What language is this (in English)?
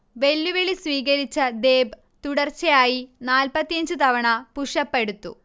Malayalam